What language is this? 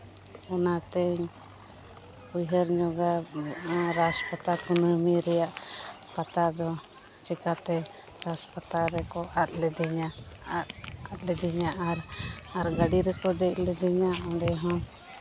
Santali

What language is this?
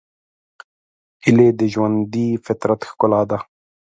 Pashto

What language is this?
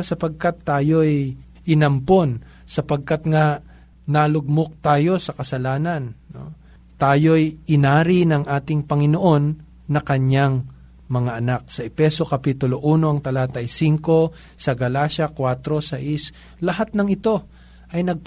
Filipino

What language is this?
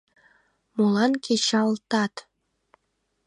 Mari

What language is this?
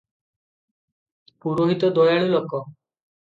Odia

